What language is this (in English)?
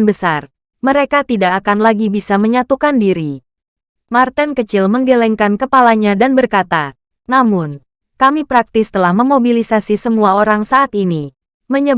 Indonesian